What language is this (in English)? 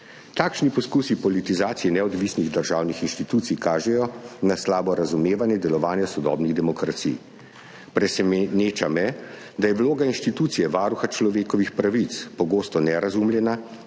Slovenian